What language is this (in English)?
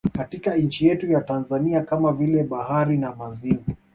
Swahili